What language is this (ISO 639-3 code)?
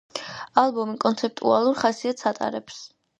kat